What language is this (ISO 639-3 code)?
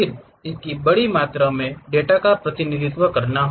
hin